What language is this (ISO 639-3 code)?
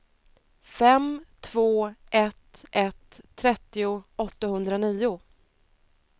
swe